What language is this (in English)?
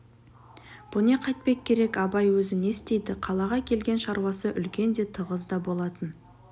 Kazakh